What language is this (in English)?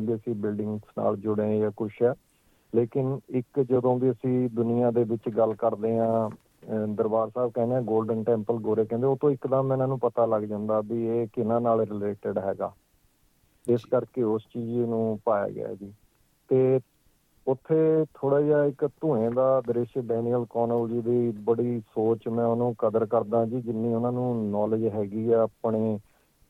Punjabi